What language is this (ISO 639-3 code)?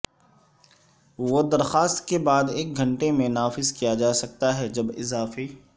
urd